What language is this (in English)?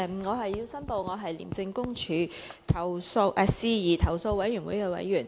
Cantonese